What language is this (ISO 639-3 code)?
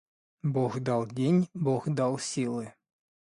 rus